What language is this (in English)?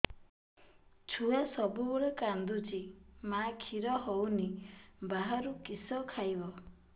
Odia